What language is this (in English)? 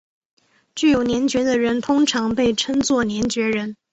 Chinese